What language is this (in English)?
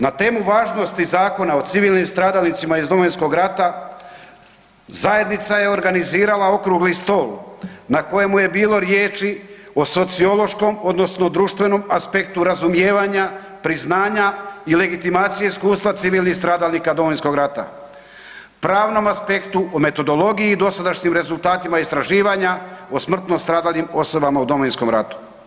Croatian